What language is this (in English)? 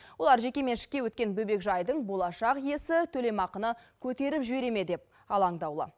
Kazakh